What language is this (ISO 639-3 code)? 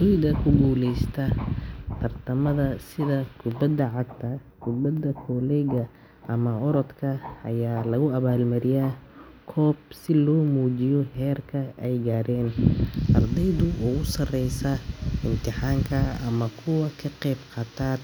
som